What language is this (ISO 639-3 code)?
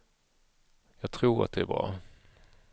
swe